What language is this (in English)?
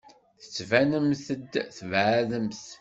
Kabyle